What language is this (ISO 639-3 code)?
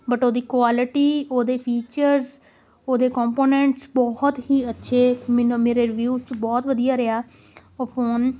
pan